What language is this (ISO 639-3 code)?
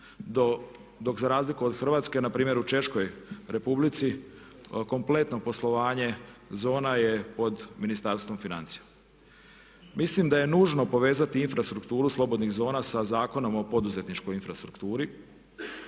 hrv